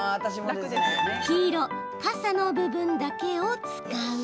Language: Japanese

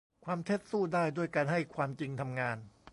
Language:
Thai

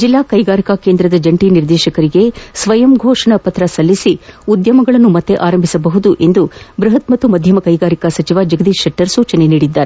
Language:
Kannada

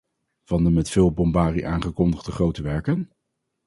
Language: Dutch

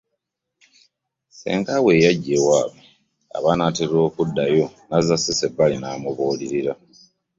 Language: Ganda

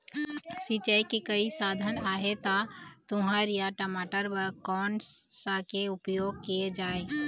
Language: Chhattisgarhi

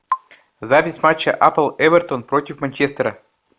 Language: Russian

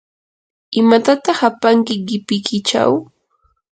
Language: Yanahuanca Pasco Quechua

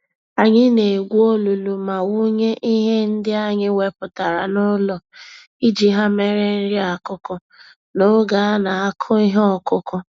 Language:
Igbo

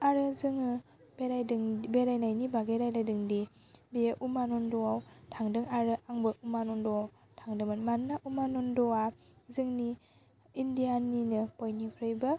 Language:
Bodo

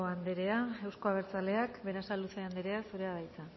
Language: Basque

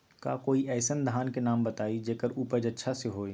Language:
Magahi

